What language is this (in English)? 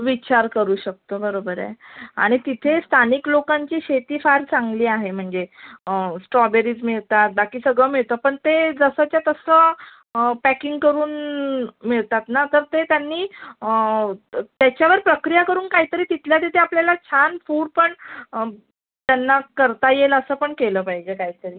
Marathi